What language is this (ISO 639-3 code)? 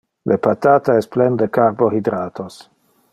ina